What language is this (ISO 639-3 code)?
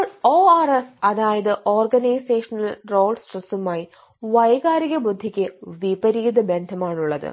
mal